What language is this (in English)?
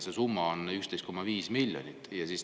Estonian